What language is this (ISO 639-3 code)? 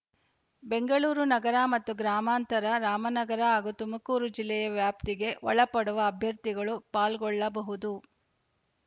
kan